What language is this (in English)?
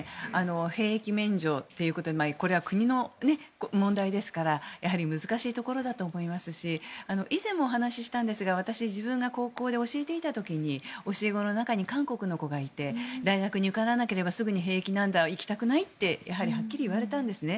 Japanese